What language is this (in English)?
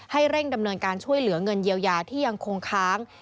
Thai